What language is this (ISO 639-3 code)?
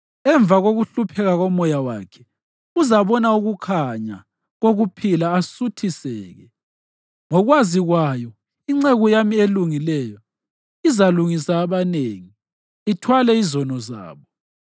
nde